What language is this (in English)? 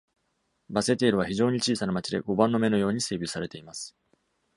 Japanese